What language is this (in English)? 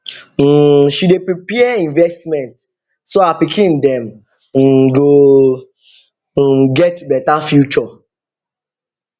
Nigerian Pidgin